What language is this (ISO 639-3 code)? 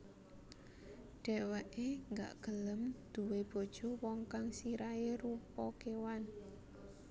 jav